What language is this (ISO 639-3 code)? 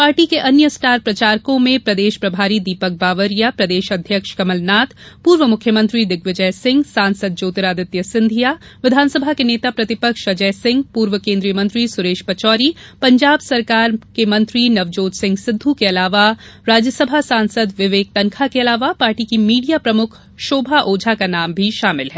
hin